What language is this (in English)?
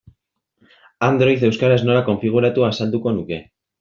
Basque